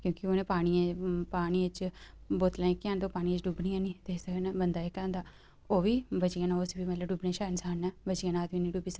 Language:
Dogri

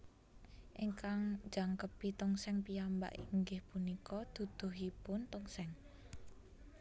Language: Javanese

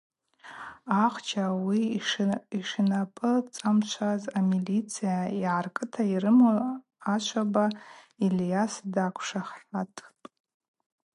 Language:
Abaza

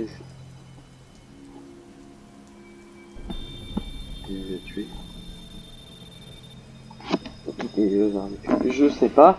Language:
French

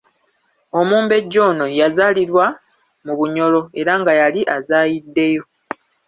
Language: Ganda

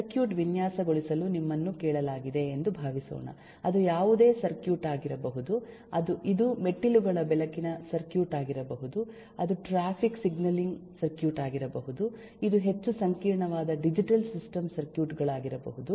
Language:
Kannada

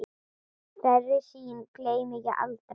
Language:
Icelandic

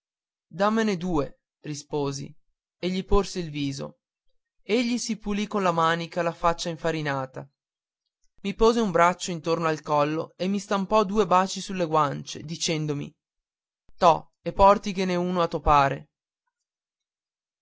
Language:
Italian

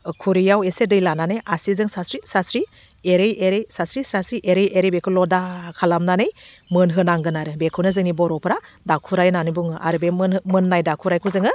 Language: Bodo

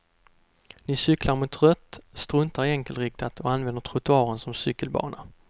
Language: Swedish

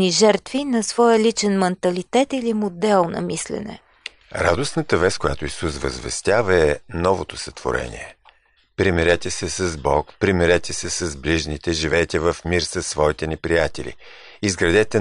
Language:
Bulgarian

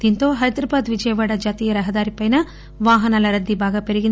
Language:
Telugu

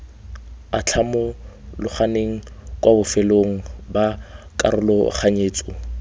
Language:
Tswana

